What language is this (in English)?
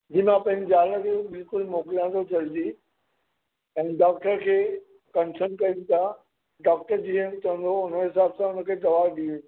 Sindhi